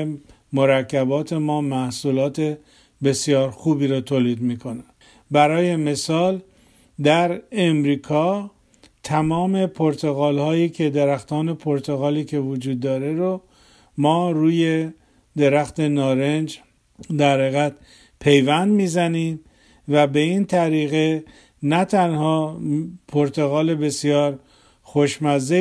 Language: Persian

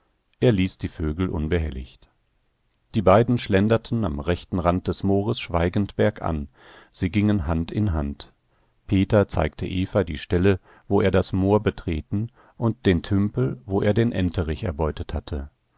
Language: German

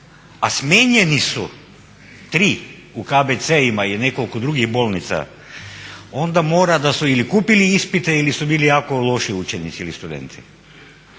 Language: Croatian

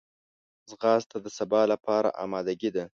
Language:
Pashto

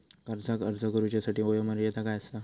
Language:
Marathi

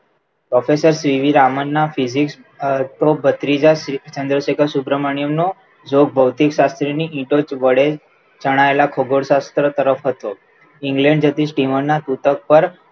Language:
Gujarati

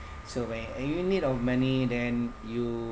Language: English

